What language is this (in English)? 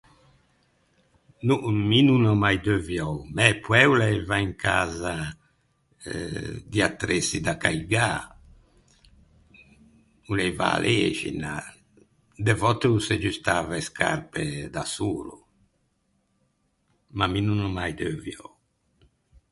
Ligurian